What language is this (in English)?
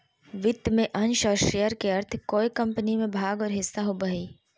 Magahi